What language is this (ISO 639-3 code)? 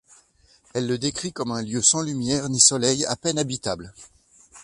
fra